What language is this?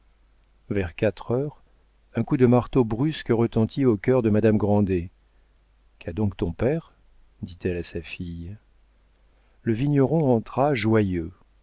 French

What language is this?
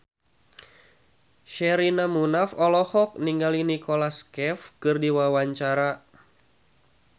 Sundanese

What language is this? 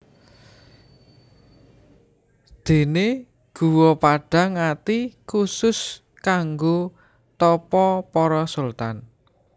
Javanese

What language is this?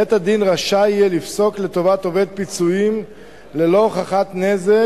Hebrew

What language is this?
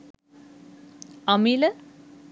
Sinhala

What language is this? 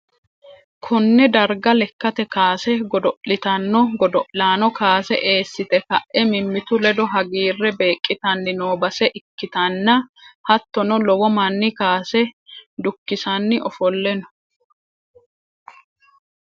Sidamo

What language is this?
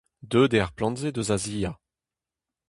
Breton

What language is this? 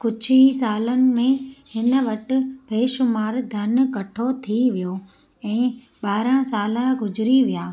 Sindhi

